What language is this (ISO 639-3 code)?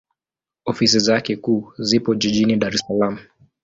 swa